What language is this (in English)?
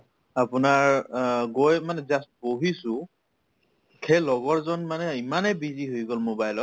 Assamese